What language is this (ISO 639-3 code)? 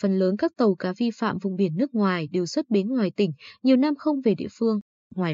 vie